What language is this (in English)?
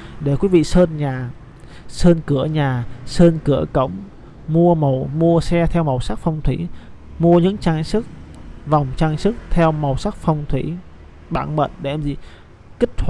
Vietnamese